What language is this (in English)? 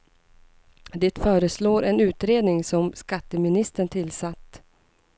Swedish